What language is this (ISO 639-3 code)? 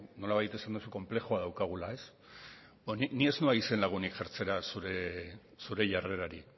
eus